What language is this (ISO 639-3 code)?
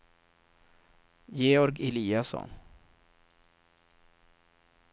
swe